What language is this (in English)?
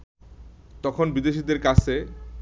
Bangla